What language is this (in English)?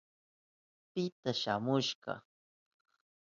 Southern Pastaza Quechua